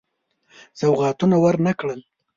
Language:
Pashto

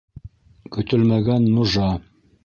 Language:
Bashkir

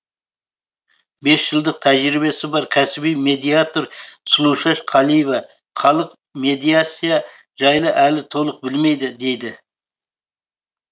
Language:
Kazakh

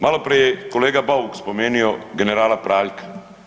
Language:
Croatian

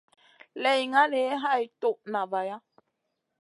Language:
Masana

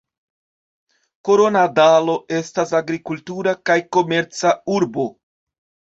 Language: Esperanto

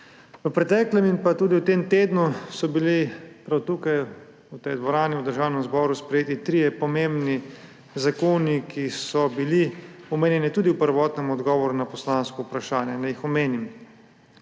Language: Slovenian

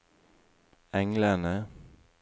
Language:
Norwegian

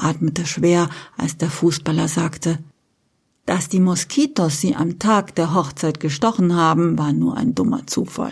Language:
German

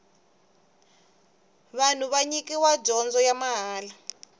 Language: Tsonga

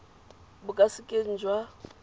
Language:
Tswana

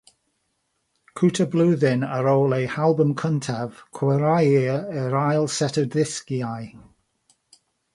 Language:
Welsh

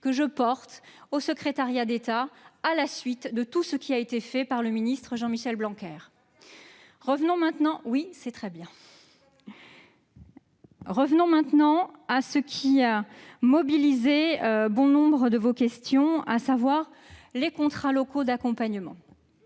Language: French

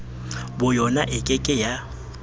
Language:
Southern Sotho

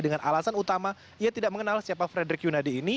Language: Indonesian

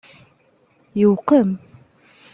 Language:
Kabyle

